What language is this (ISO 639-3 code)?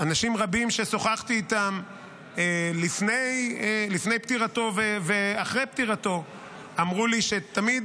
heb